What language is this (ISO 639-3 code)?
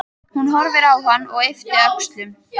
isl